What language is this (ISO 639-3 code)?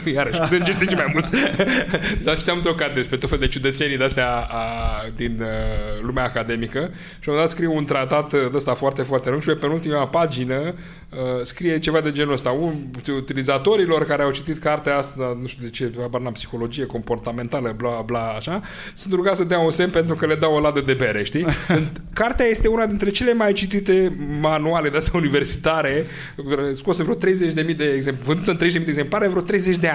ron